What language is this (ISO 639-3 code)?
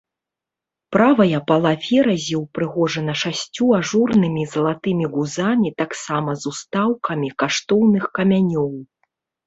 bel